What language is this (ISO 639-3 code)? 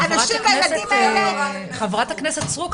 heb